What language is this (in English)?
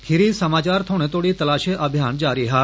Dogri